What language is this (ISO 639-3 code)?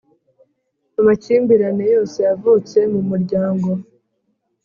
kin